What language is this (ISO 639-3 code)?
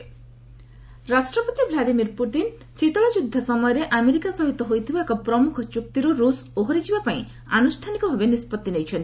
ori